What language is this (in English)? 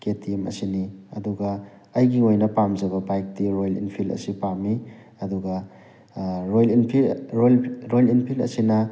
Manipuri